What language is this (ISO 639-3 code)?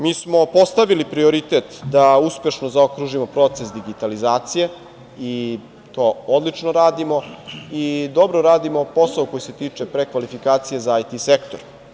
srp